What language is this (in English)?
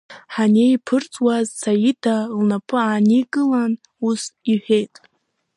Abkhazian